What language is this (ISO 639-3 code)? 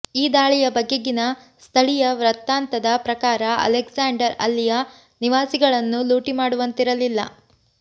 kan